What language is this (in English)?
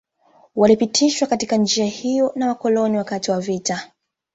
Swahili